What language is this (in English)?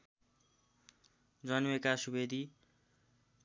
Nepali